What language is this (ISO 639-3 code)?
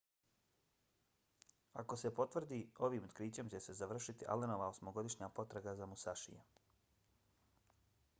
bos